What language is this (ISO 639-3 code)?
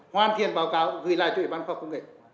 vie